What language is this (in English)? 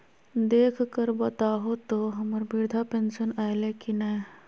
Magahi